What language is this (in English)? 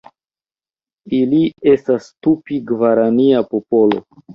Esperanto